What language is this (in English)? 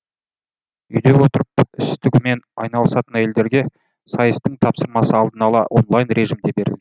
Kazakh